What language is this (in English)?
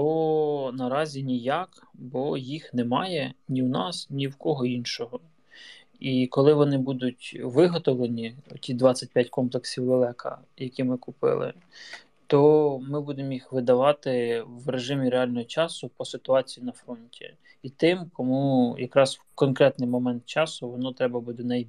Ukrainian